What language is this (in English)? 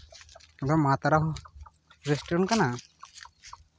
Santali